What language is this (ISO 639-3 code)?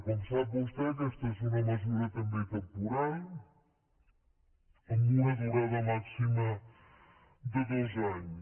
cat